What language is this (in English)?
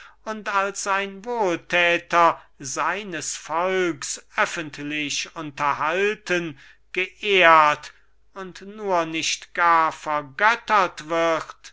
German